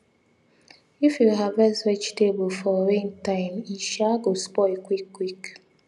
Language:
Nigerian Pidgin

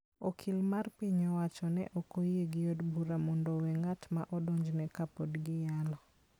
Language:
Luo (Kenya and Tanzania)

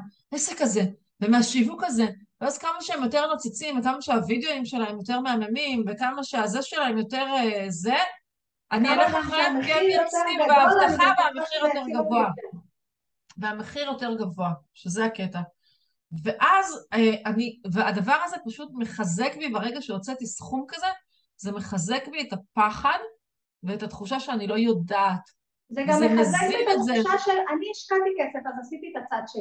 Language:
Hebrew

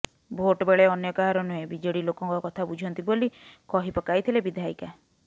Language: Odia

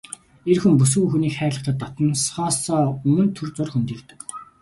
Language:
Mongolian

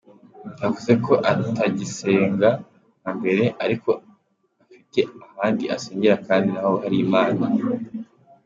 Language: Kinyarwanda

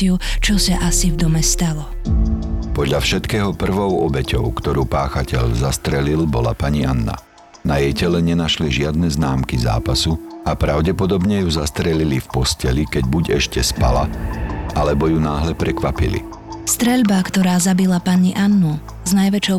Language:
Slovak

